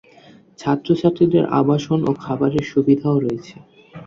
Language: Bangla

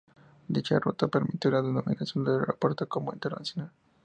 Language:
Spanish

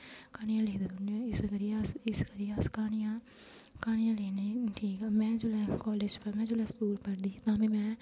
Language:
Dogri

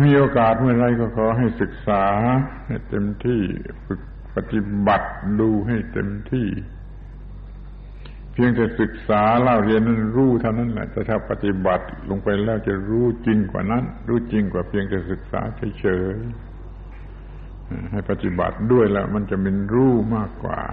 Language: Thai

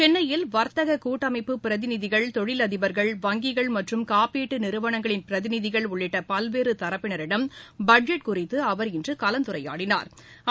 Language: Tamil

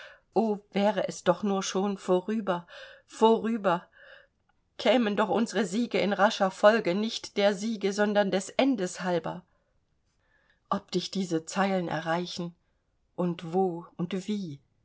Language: German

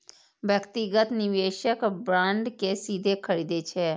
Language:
Maithili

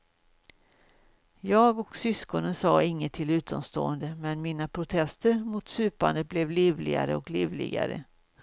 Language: Swedish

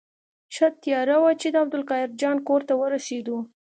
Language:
Pashto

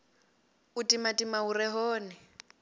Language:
Venda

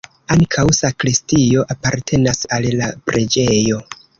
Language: Esperanto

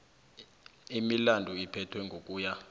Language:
South Ndebele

